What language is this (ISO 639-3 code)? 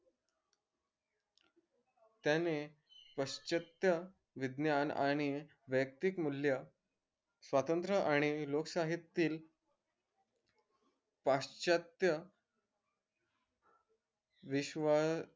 mar